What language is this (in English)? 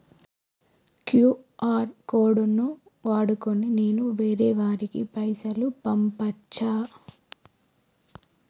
Telugu